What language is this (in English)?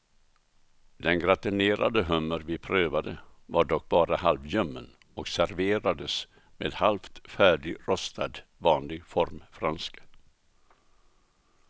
Swedish